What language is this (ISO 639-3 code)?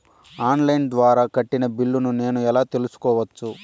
tel